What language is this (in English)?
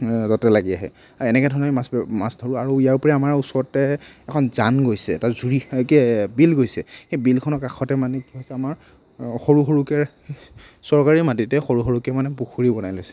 Assamese